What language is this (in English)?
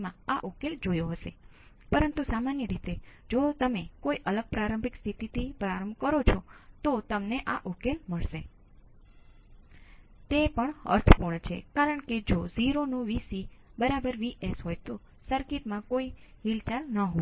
Gujarati